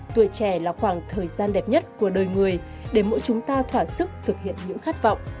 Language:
Vietnamese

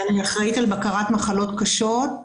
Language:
Hebrew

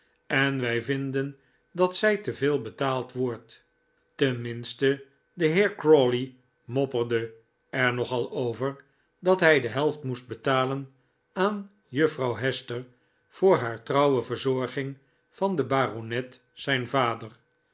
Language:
Dutch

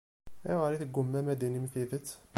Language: Kabyle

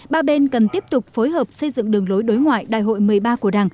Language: Vietnamese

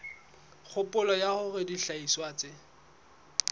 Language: Southern Sotho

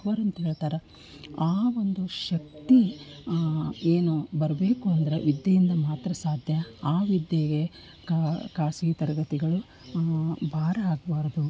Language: Kannada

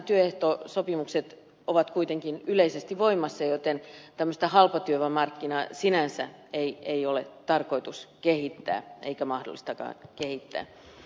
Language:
Finnish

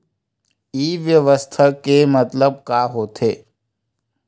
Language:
Chhattisgarhi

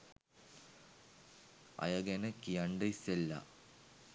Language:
Sinhala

